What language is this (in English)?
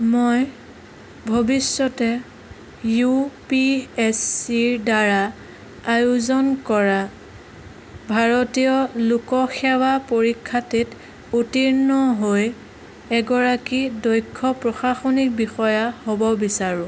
Assamese